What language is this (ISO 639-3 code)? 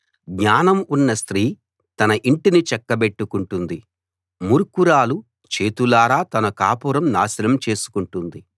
tel